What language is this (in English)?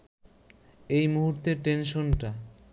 Bangla